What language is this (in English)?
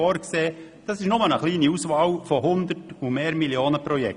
Swiss German